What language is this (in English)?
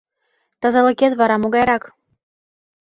Mari